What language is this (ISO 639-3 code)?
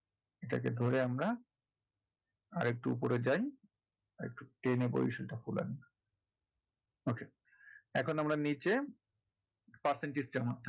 ben